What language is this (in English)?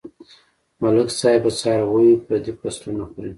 Pashto